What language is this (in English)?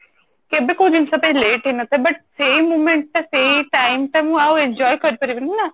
Odia